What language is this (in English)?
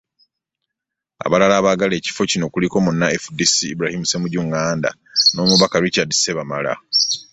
Ganda